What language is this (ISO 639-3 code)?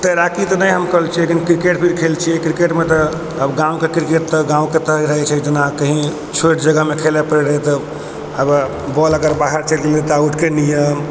mai